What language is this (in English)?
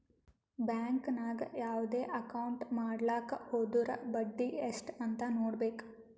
Kannada